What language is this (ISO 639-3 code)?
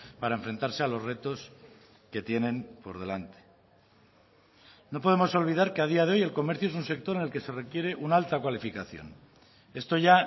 spa